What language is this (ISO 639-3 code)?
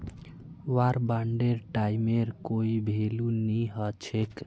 mag